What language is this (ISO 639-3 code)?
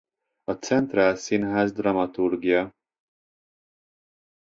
hun